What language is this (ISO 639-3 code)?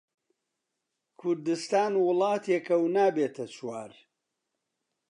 ckb